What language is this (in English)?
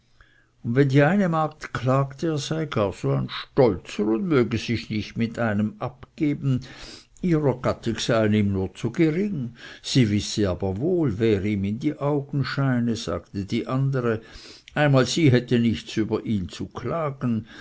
German